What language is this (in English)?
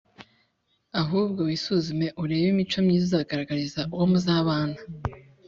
Kinyarwanda